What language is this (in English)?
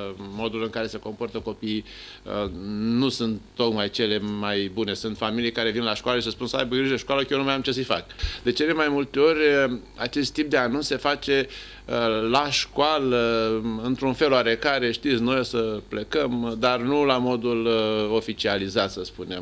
Romanian